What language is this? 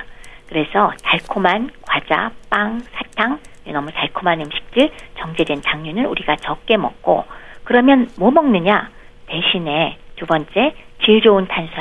Korean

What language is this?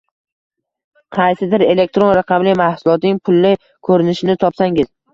Uzbek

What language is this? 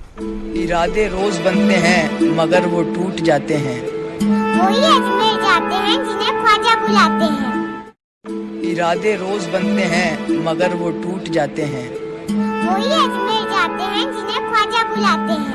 Hindi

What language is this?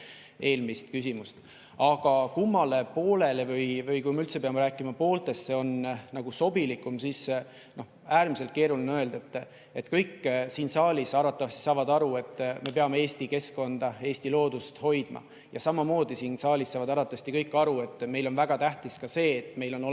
Estonian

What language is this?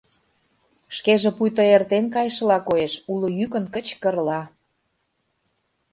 Mari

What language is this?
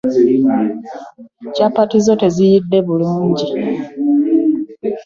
Ganda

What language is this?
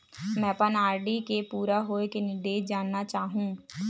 Chhattisgarhi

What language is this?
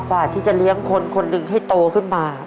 Thai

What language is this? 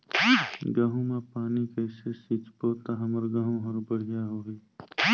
Chhattisgarhi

